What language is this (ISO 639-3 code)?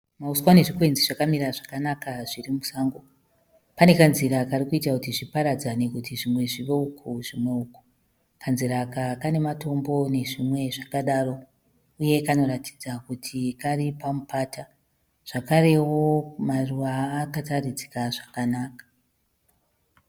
sna